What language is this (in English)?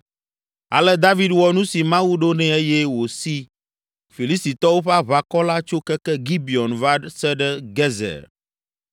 Ewe